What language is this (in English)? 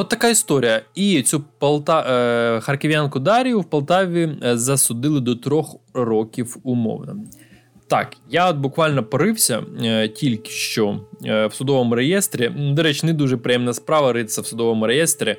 Ukrainian